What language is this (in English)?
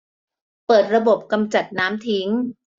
Thai